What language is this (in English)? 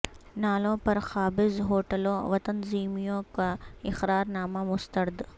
Urdu